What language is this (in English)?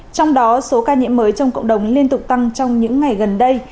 Vietnamese